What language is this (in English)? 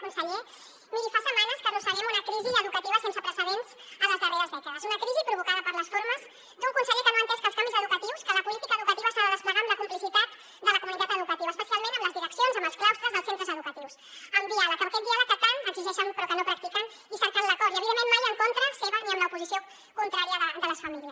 Catalan